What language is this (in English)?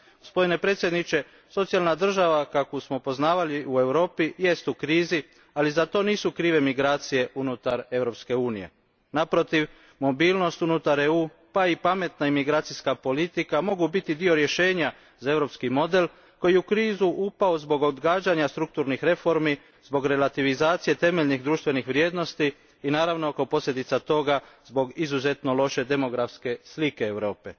Croatian